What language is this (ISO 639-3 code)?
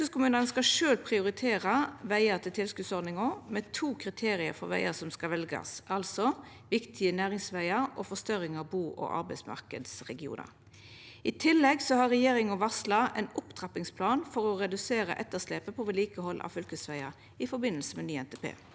nor